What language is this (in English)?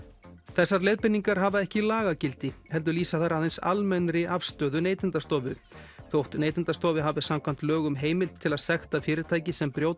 Icelandic